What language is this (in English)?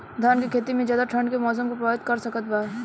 Bhojpuri